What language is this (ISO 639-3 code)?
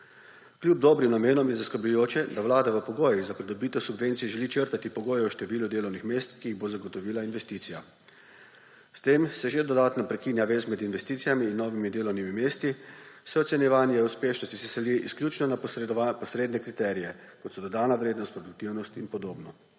slv